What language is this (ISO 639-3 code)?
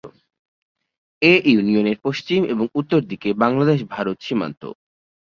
ben